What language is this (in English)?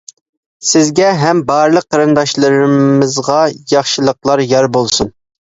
Uyghur